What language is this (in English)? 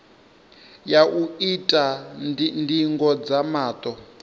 Venda